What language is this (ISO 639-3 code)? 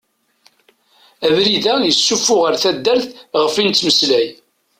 kab